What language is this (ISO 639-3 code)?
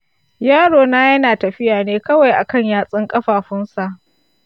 hau